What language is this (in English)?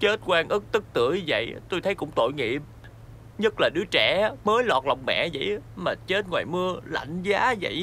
Vietnamese